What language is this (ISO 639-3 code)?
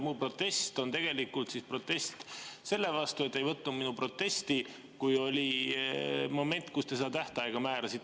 est